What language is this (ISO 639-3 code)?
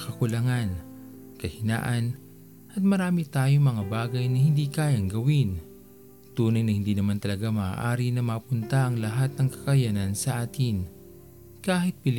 fil